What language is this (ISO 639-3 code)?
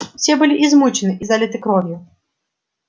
rus